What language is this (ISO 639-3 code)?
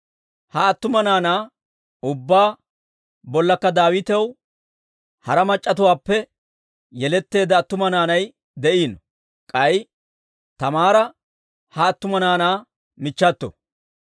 dwr